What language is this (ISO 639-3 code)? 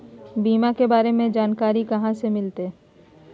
mag